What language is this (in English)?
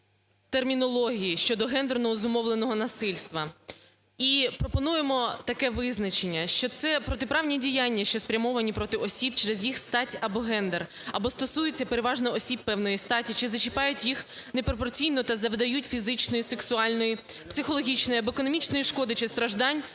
Ukrainian